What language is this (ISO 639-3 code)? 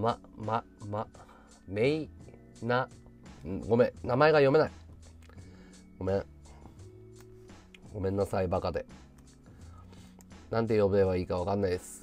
jpn